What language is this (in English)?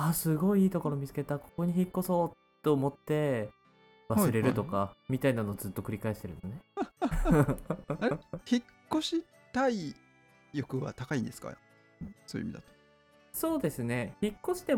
Japanese